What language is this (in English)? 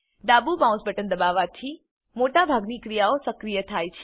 Gujarati